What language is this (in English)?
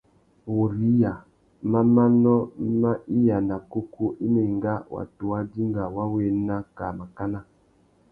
Tuki